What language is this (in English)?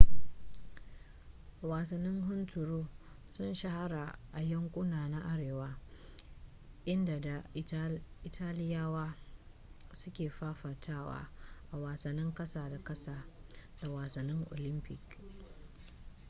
Hausa